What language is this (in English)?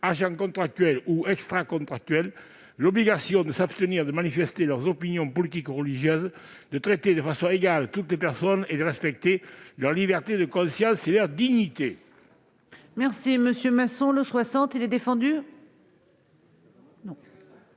French